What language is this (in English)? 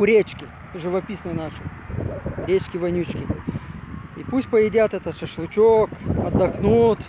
Russian